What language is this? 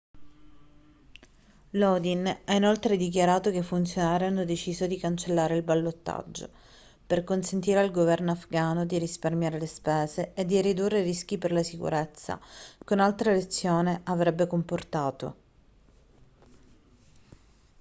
Italian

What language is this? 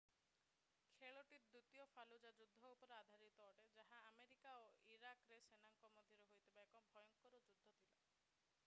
Odia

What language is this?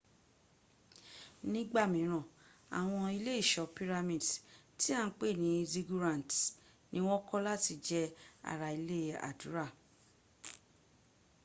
Yoruba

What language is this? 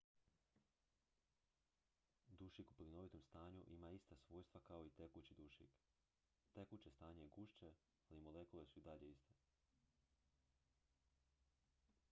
Croatian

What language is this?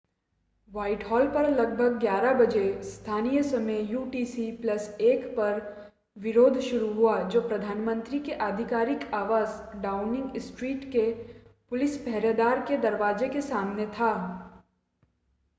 Hindi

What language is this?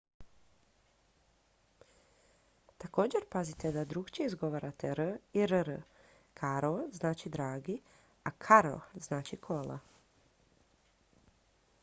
Croatian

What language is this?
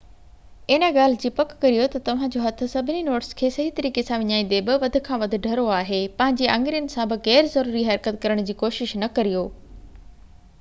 Sindhi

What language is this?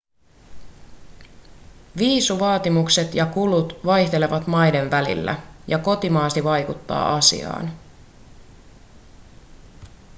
Finnish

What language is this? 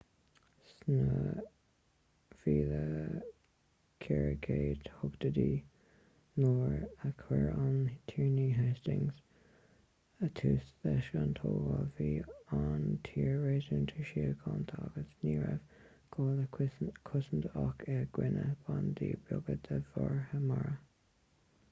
Irish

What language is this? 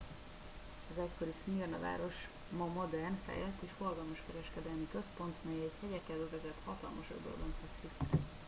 Hungarian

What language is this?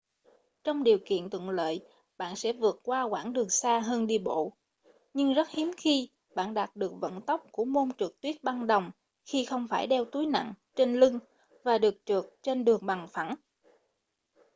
Vietnamese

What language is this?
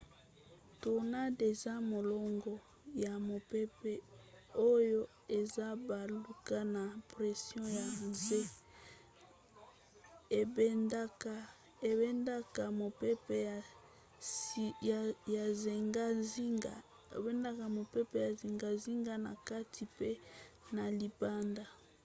Lingala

